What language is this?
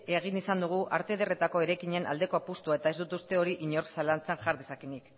Basque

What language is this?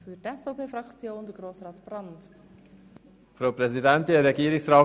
Swiss German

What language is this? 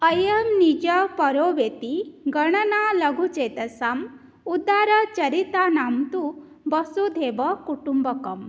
Sanskrit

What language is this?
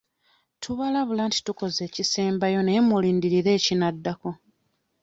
Ganda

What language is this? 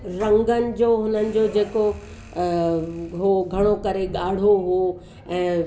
Sindhi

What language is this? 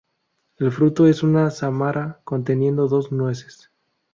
Spanish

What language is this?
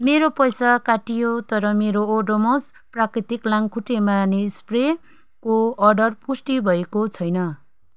Nepali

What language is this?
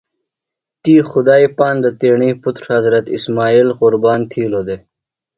Phalura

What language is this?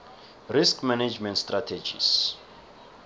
South Ndebele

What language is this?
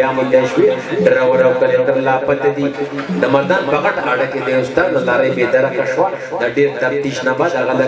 Indonesian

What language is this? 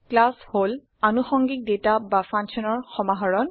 Assamese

